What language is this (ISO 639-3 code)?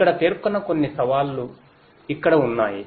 tel